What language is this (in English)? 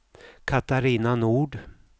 Swedish